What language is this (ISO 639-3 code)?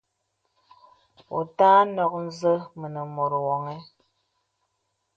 beb